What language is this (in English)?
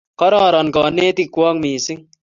Kalenjin